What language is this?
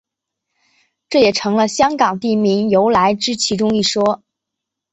Chinese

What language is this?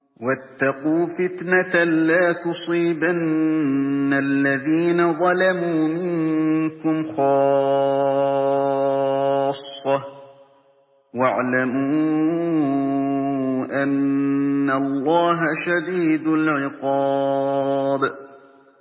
Arabic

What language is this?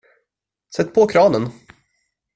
Swedish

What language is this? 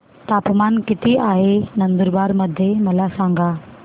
Marathi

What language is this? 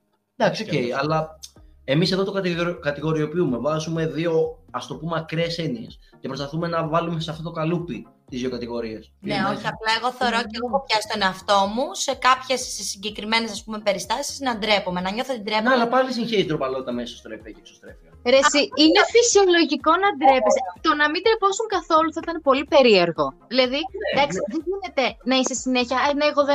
Greek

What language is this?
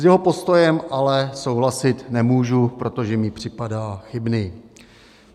Czech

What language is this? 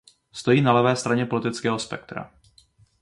Czech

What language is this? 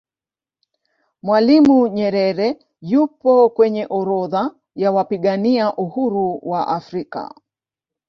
Swahili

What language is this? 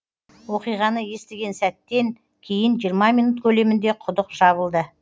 Kazakh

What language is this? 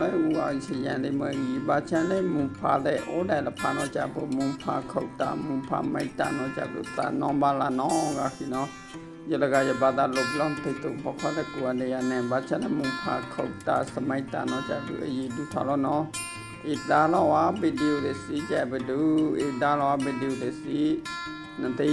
Burmese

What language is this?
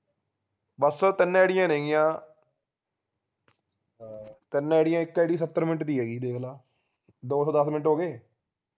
Punjabi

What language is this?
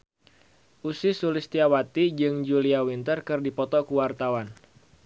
Sundanese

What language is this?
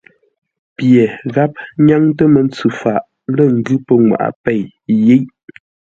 Ngombale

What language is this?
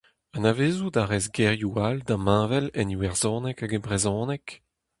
Breton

